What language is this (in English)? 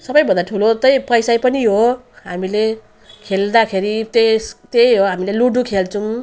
Nepali